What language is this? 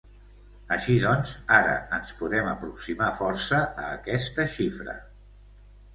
Catalan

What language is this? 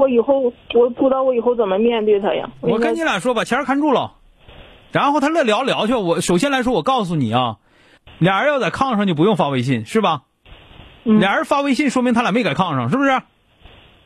Chinese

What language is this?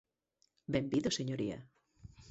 Galician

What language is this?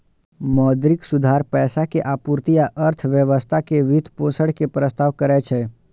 Maithili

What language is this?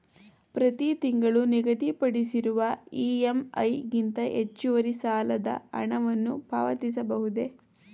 Kannada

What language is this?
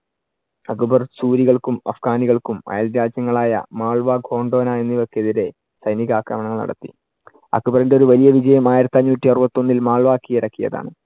Malayalam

